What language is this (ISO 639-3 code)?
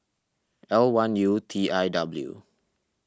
eng